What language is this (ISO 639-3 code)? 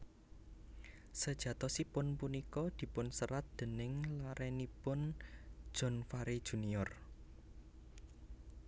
jav